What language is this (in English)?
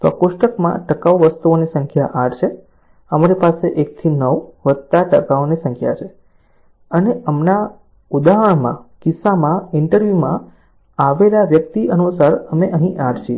Gujarati